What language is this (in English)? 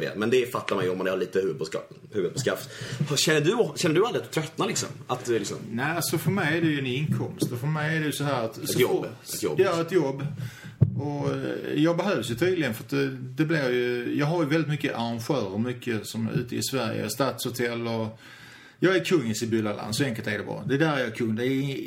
Swedish